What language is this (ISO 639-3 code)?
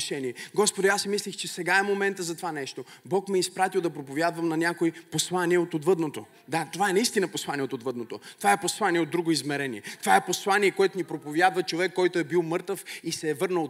bul